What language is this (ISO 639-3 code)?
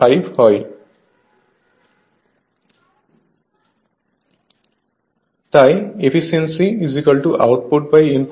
ben